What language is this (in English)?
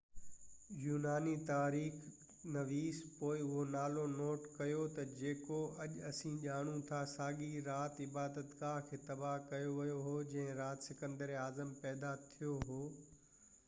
Sindhi